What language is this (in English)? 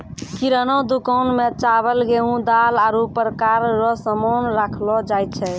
Maithili